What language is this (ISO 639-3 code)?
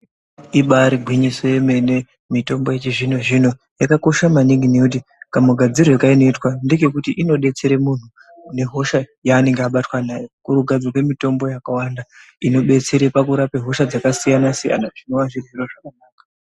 ndc